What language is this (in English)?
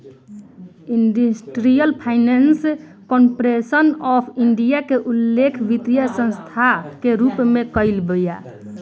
Bhojpuri